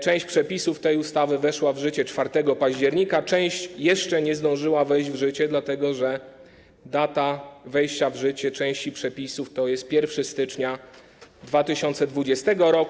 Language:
Polish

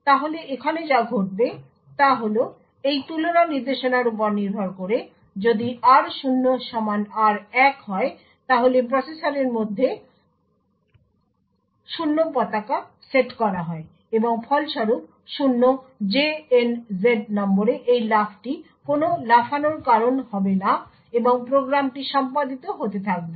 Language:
Bangla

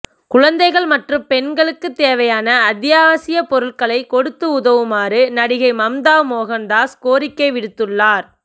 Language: Tamil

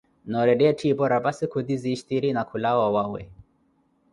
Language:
Koti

